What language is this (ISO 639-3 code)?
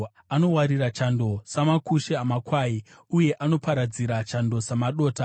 sna